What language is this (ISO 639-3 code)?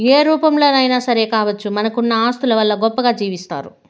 tel